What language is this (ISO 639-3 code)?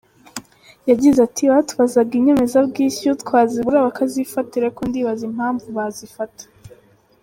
kin